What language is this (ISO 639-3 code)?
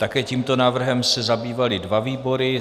ces